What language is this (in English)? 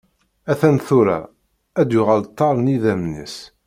Kabyle